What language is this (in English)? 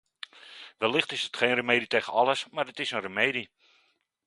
Dutch